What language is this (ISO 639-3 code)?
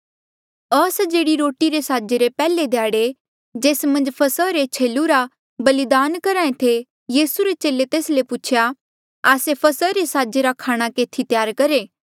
mjl